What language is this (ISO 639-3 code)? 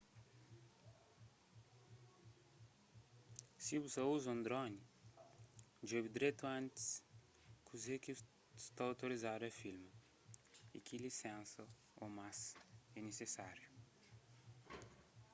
kea